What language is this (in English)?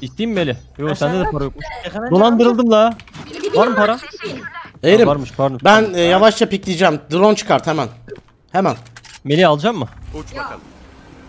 Turkish